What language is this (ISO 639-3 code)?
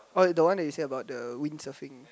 eng